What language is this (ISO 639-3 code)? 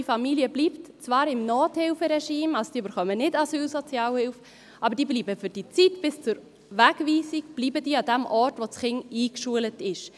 gsw